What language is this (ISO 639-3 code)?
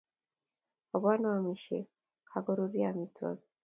kln